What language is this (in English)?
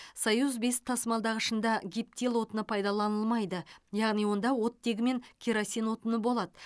Kazakh